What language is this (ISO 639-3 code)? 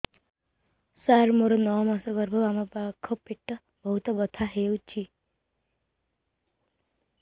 ori